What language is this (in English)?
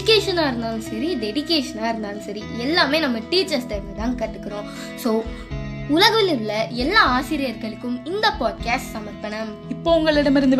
Tamil